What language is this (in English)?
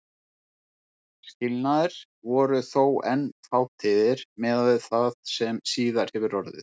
Icelandic